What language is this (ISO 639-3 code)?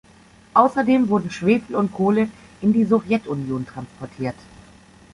deu